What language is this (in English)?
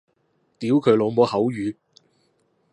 Cantonese